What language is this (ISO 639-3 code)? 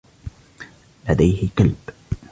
ara